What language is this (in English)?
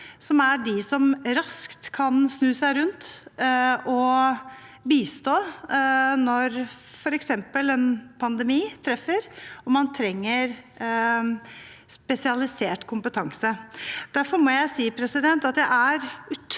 Norwegian